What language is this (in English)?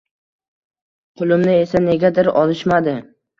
Uzbek